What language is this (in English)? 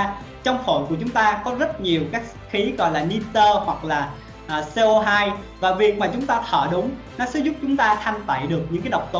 Vietnamese